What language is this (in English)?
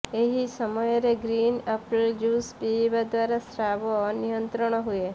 Odia